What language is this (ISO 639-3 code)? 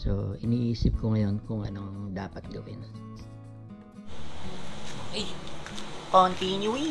fil